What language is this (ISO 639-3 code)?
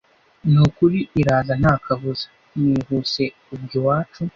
kin